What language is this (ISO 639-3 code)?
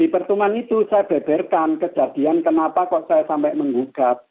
ind